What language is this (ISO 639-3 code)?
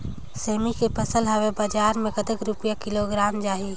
hne